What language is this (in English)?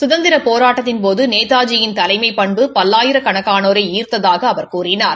Tamil